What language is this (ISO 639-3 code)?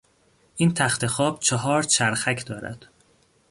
fas